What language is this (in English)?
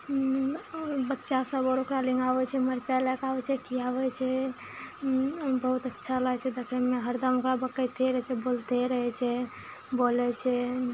Maithili